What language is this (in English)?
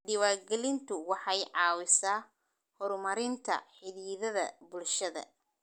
Somali